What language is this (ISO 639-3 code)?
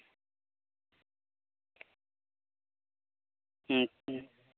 sat